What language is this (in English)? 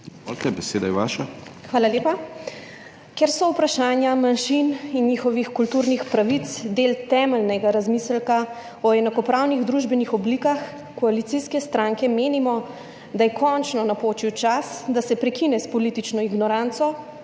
Slovenian